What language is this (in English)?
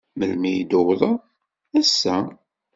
Kabyle